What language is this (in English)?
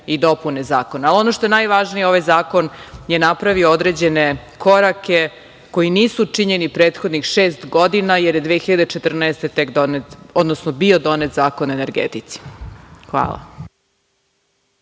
Serbian